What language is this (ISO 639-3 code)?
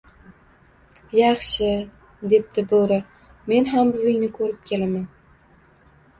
uzb